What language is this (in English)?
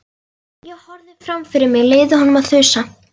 Icelandic